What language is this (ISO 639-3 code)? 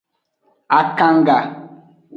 ajg